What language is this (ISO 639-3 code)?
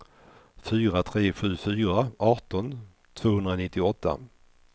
swe